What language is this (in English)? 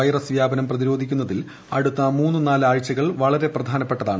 Malayalam